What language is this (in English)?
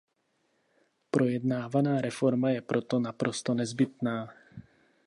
Czech